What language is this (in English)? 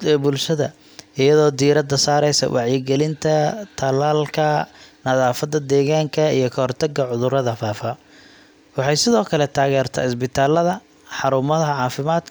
Somali